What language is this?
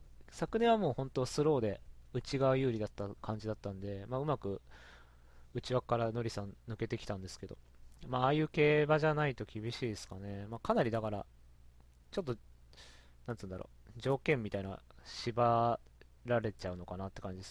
Japanese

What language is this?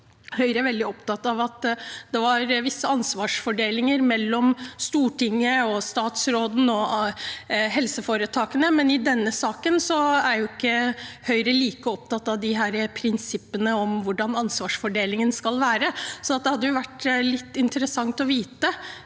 Norwegian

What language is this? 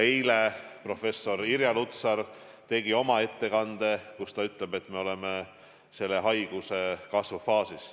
Estonian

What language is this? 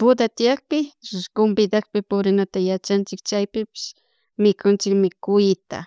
Chimborazo Highland Quichua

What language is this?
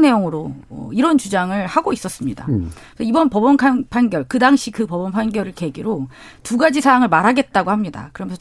Korean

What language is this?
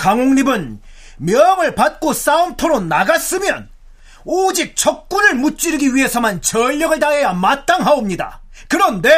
Korean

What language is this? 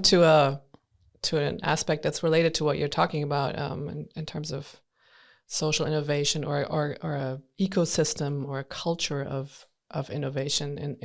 English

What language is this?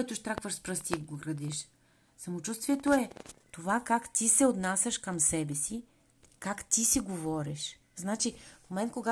Bulgarian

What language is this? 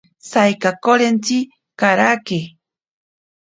Ashéninka Perené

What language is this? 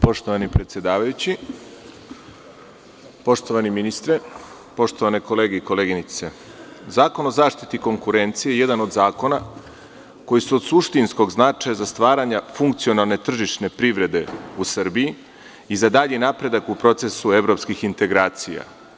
Serbian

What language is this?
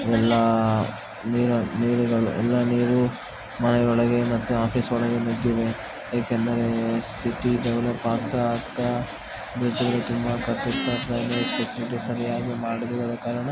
Kannada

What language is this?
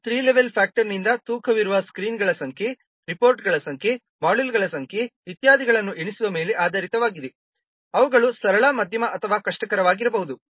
Kannada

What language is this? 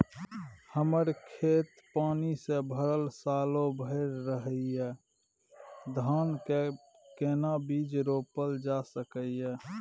Maithili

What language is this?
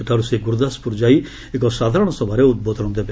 Odia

